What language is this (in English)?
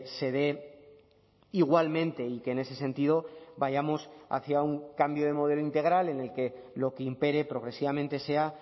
Spanish